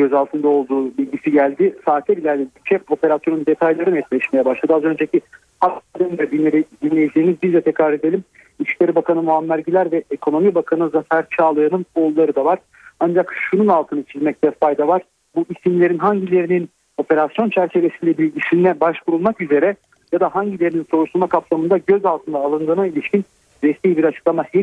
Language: Turkish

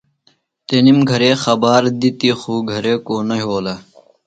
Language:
Phalura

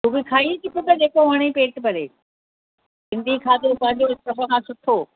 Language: Sindhi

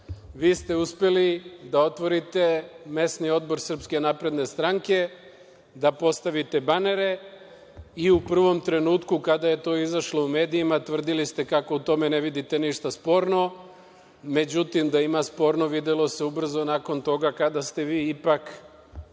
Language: Serbian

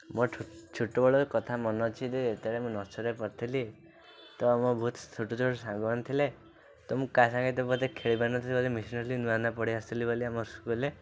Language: Odia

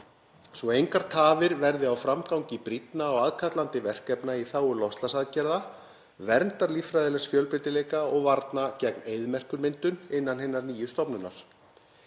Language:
Icelandic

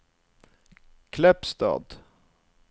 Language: Norwegian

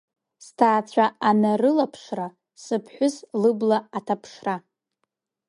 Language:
Abkhazian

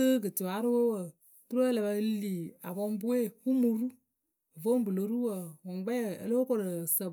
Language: Akebu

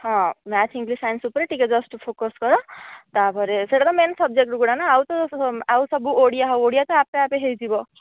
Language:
Odia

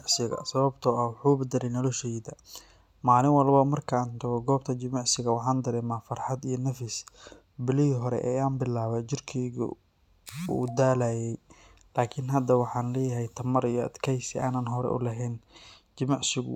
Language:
Somali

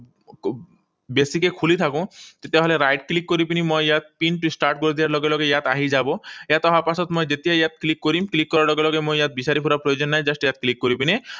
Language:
Assamese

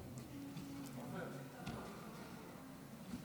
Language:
Hebrew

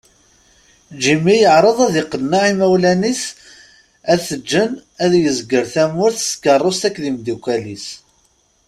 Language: Kabyle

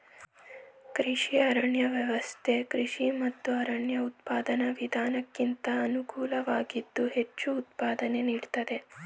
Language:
Kannada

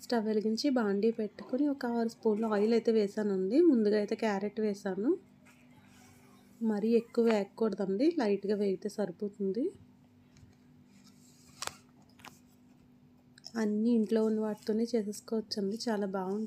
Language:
Romanian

